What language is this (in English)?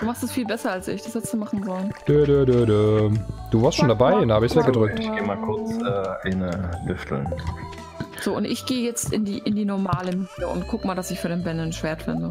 German